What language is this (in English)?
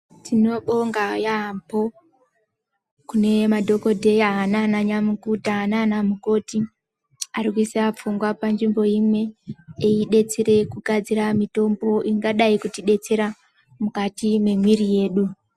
Ndau